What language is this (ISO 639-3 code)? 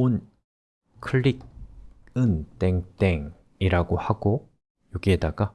kor